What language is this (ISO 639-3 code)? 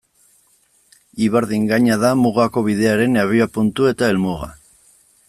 eus